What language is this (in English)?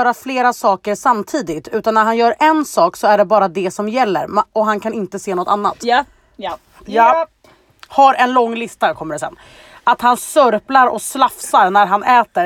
Swedish